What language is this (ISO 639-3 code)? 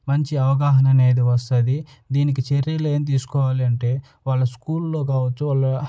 tel